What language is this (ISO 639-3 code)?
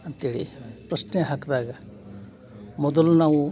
kan